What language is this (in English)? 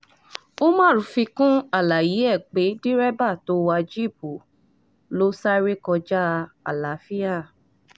Yoruba